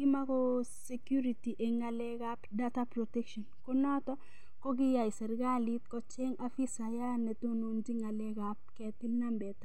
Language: Kalenjin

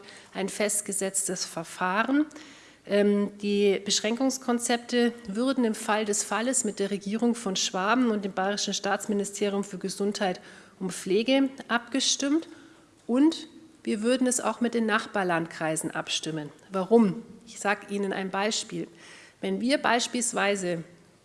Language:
German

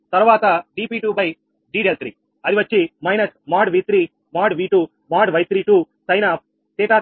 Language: Telugu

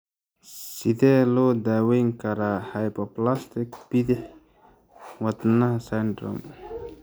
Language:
Somali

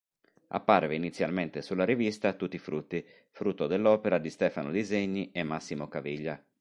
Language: Italian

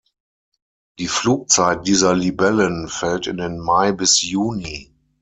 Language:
German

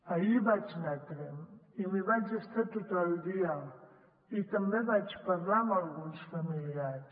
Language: Catalan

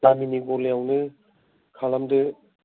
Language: Bodo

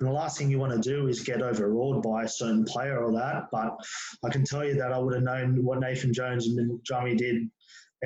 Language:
English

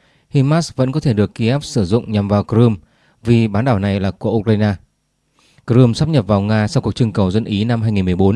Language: Vietnamese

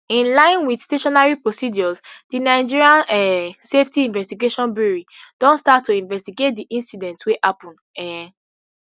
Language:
Nigerian Pidgin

